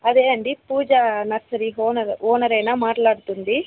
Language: Telugu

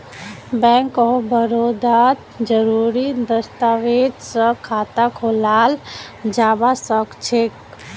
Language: Magahi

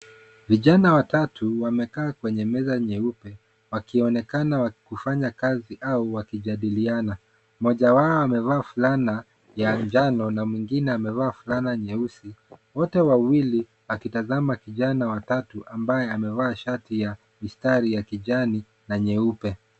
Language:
Swahili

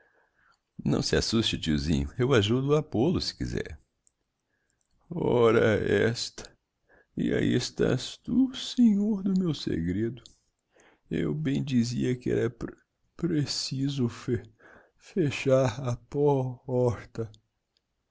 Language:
Portuguese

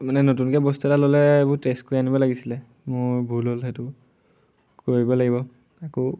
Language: Assamese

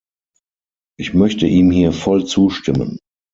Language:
German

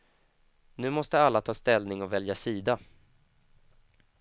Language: Swedish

